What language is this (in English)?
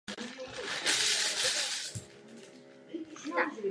Czech